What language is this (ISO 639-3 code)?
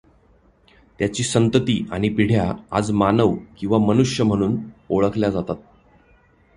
mar